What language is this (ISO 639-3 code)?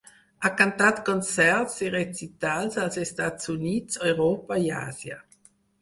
cat